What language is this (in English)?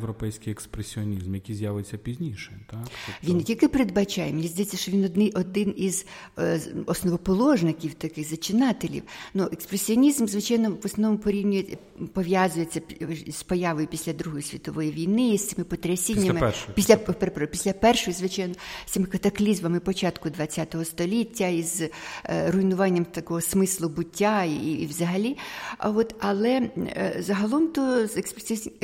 Ukrainian